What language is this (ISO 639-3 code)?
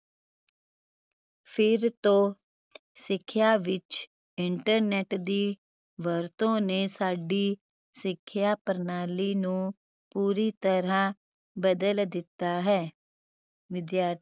pan